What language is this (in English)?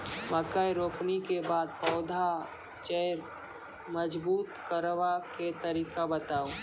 Maithili